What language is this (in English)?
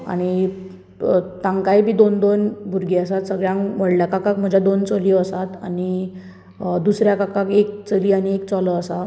Konkani